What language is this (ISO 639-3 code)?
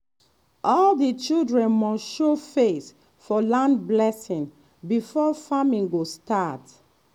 pcm